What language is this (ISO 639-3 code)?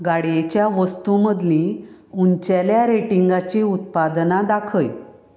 kok